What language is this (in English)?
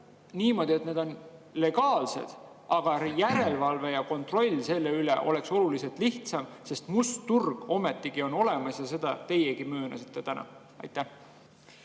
Estonian